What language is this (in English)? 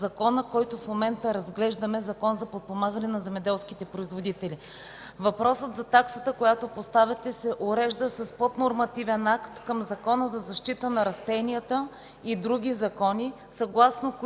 Bulgarian